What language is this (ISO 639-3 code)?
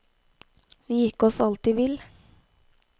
nor